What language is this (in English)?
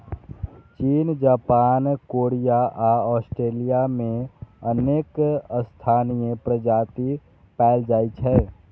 Maithili